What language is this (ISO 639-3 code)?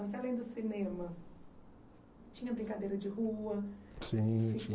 por